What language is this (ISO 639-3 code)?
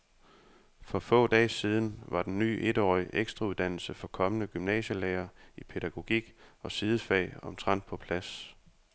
dan